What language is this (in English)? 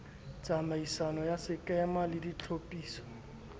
Southern Sotho